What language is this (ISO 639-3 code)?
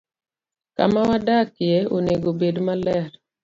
luo